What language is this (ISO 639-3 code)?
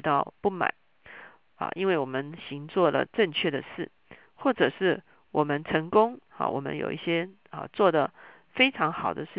zho